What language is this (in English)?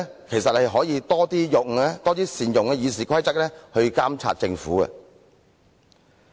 Cantonese